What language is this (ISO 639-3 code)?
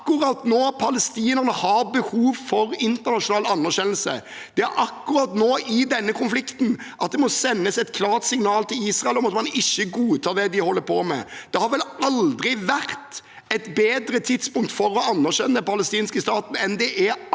nor